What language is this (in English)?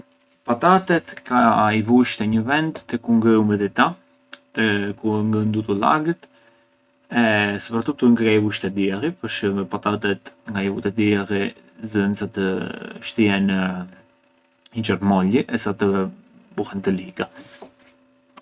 Arbëreshë Albanian